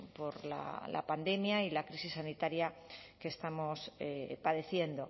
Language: Spanish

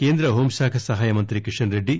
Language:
Telugu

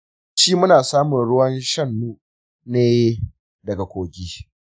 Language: Hausa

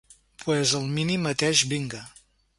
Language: Catalan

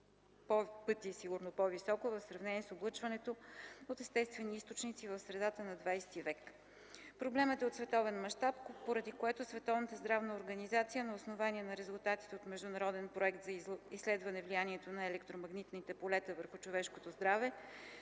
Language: Bulgarian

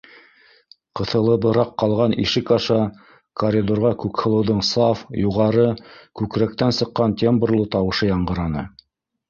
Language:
Bashkir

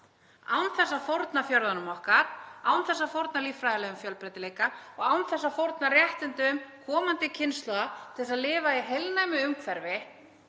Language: Icelandic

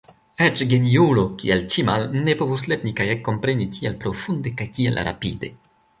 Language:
Esperanto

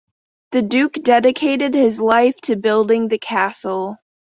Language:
English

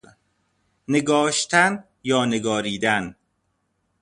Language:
Persian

